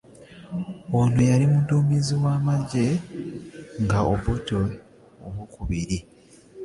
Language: Ganda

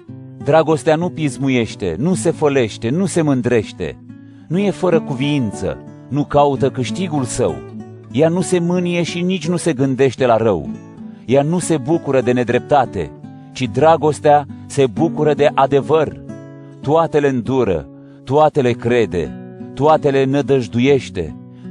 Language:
Romanian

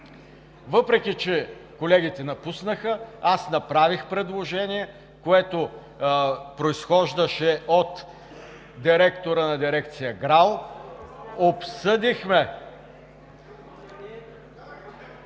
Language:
Bulgarian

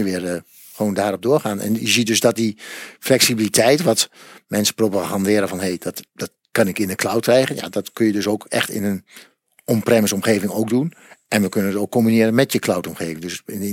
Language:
Dutch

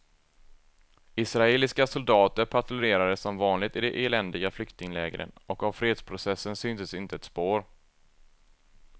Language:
Swedish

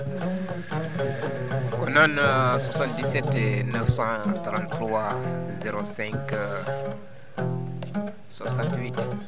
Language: Fula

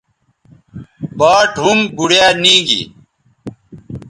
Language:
Bateri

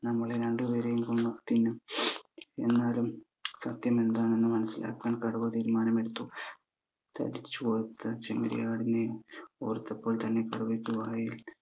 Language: Malayalam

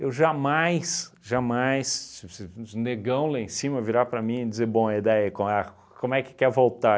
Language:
Portuguese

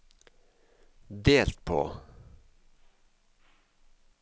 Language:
Norwegian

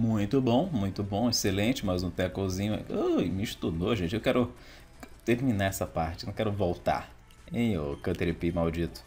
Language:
Portuguese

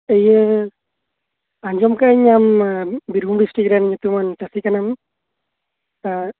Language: Santali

